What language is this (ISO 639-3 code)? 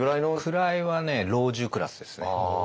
jpn